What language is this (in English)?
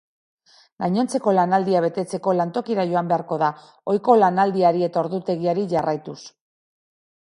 Basque